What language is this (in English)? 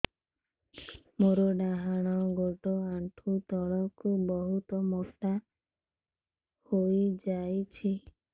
Odia